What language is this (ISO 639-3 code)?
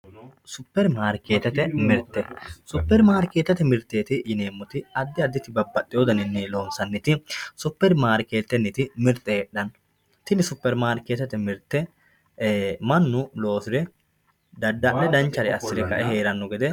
sid